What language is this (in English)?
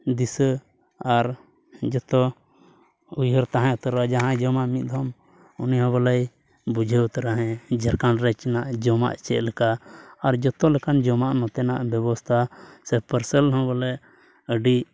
Santali